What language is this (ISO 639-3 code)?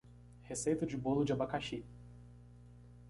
por